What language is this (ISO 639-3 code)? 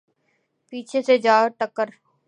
urd